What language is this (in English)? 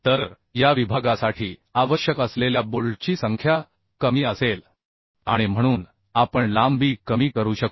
Marathi